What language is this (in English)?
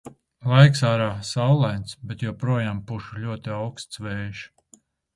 Latvian